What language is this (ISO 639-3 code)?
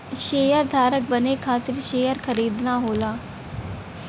bho